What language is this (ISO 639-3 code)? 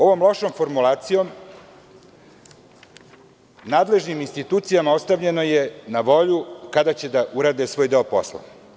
srp